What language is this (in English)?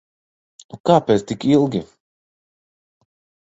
Latvian